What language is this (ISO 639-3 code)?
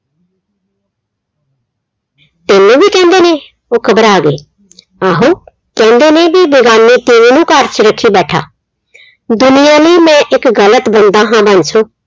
pan